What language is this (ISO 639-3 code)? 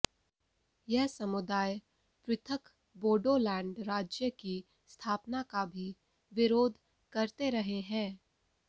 hin